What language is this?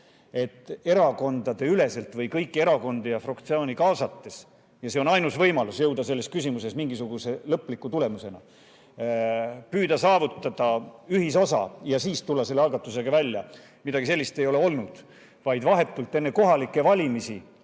Estonian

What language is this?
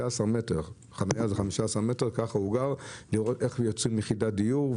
Hebrew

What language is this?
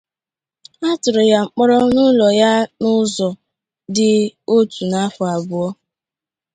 Igbo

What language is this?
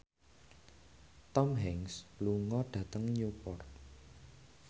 Javanese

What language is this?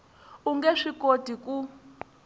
Tsonga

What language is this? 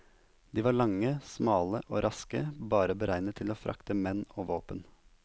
Norwegian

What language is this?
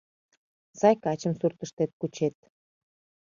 Mari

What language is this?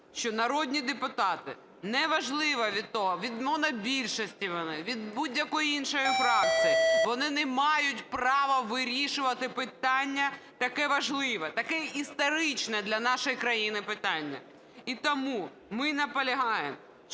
Ukrainian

